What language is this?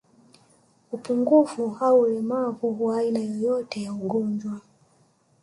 Swahili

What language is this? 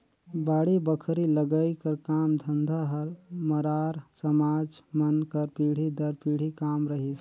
Chhattisgarhi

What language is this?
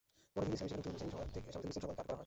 Bangla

